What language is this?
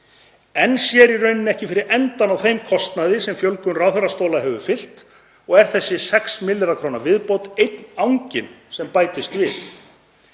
Icelandic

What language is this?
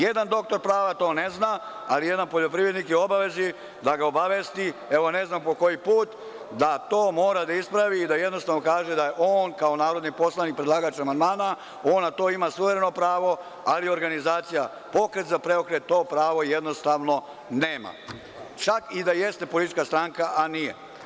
Serbian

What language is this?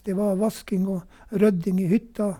Norwegian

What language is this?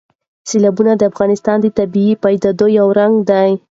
Pashto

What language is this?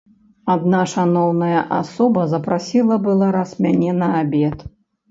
Belarusian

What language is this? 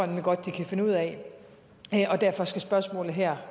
Danish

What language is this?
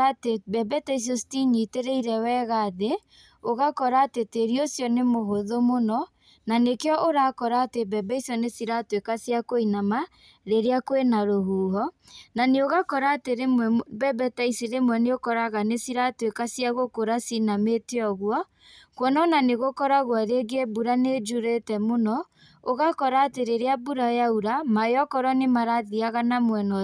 Kikuyu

